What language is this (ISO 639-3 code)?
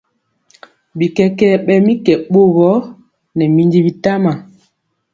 mcx